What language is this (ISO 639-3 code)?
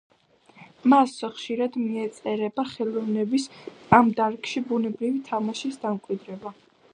kat